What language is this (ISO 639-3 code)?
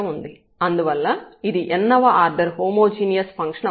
tel